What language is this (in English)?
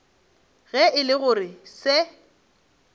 Northern Sotho